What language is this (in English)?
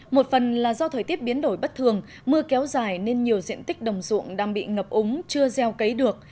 Vietnamese